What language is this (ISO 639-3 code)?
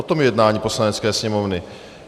ces